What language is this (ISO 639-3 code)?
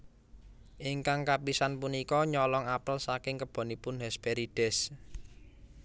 jav